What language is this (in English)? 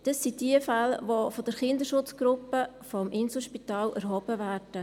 Swiss German